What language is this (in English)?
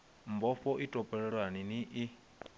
Venda